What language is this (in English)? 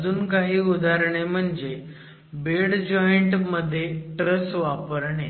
Marathi